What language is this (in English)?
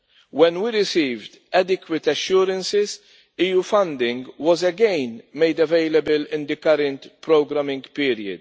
English